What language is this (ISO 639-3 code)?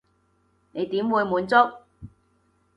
yue